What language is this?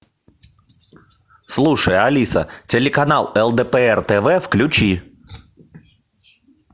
Russian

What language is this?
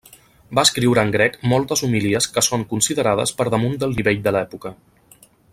Catalan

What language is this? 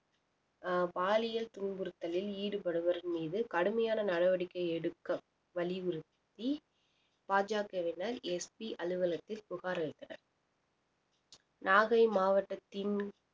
Tamil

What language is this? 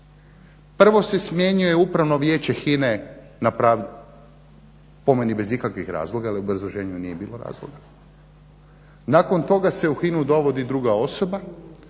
Croatian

